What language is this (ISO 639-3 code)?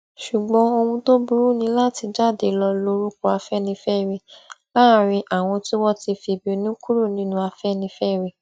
yor